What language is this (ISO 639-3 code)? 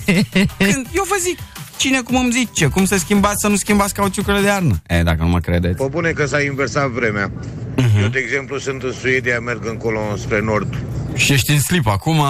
ron